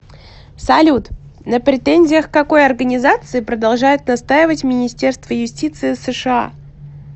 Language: Russian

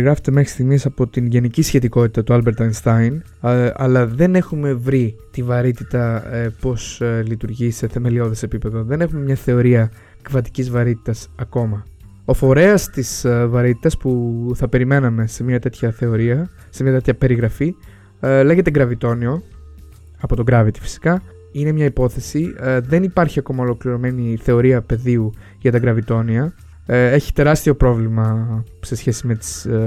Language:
Greek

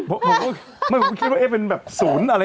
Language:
Thai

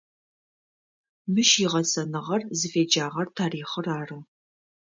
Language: Adyghe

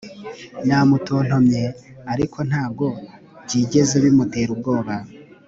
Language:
Kinyarwanda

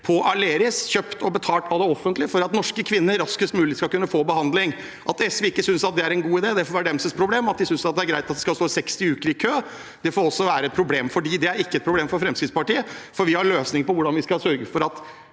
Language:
Norwegian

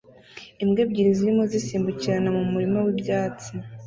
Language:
Kinyarwanda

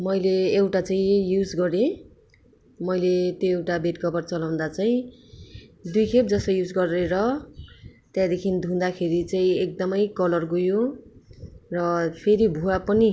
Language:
Nepali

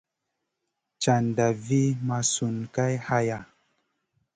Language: Masana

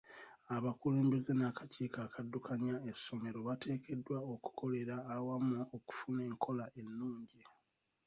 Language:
Ganda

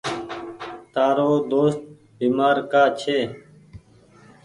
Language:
Goaria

